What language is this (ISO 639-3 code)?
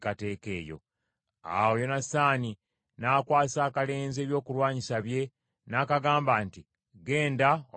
lug